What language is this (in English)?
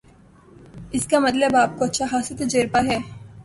Urdu